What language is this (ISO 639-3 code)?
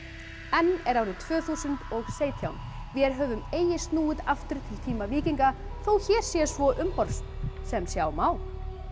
isl